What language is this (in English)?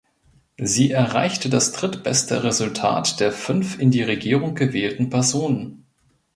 German